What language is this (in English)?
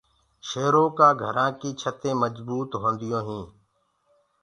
Gurgula